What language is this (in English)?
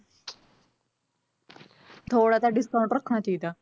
Punjabi